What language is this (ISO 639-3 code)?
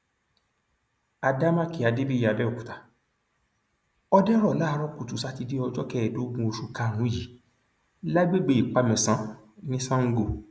yor